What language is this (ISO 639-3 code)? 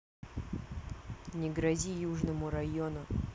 rus